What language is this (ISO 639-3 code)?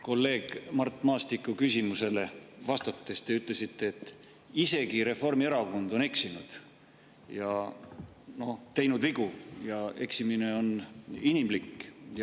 est